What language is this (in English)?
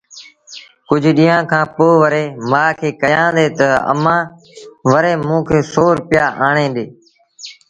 Sindhi Bhil